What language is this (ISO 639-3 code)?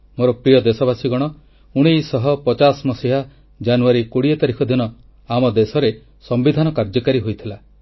ori